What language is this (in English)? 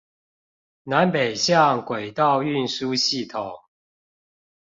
Chinese